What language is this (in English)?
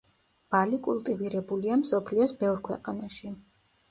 Georgian